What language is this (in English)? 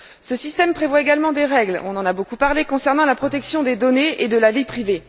French